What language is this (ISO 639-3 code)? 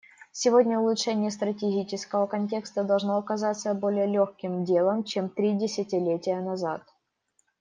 rus